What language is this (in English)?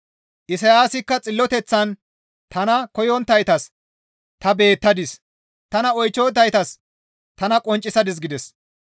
Gamo